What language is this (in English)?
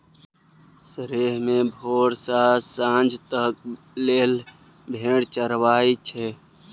Maithili